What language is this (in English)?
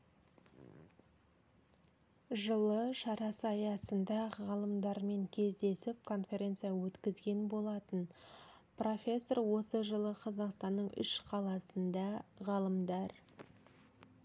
Kazakh